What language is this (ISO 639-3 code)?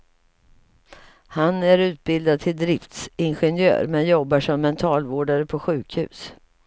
swe